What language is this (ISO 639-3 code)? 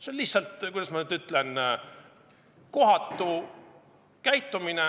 est